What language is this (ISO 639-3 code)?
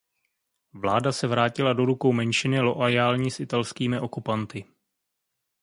ces